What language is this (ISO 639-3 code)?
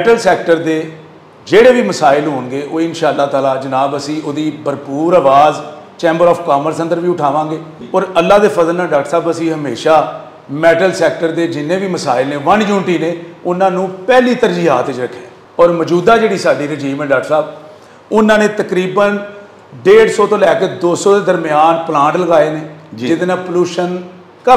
pan